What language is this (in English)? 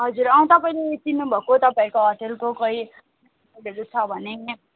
Nepali